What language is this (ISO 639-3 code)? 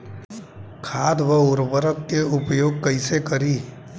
bho